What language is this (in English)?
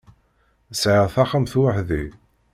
Kabyle